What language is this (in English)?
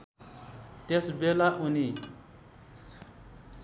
Nepali